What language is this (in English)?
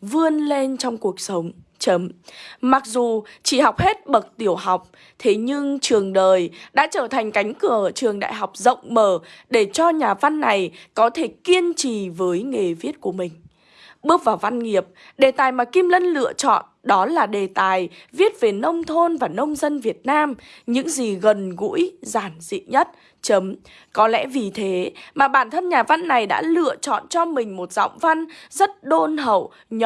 Vietnamese